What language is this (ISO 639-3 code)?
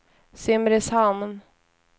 swe